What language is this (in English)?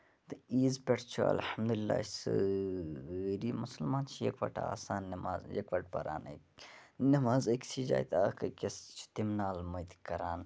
Kashmiri